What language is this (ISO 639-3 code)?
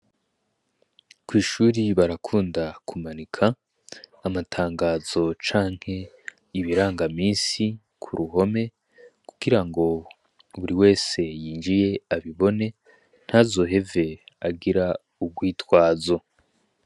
run